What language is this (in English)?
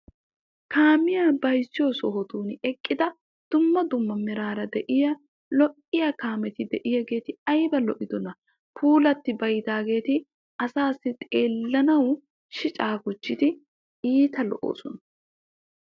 Wolaytta